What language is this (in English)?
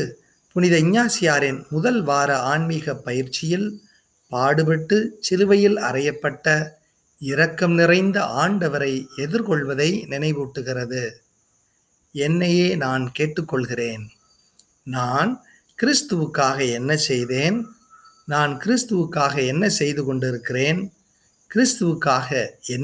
Tamil